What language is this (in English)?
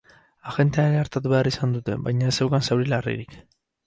Basque